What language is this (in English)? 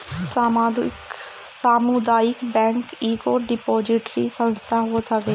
Bhojpuri